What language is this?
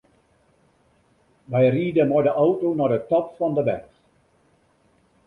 Western Frisian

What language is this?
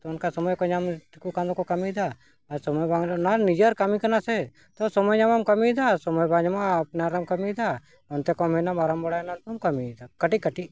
Santali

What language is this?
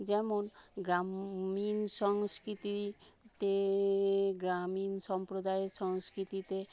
Bangla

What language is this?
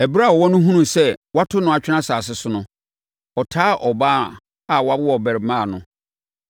Akan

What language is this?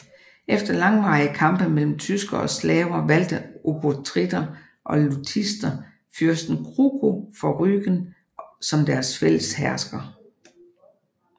Danish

